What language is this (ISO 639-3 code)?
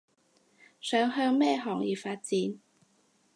yue